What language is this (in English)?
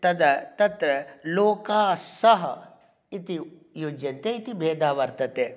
Sanskrit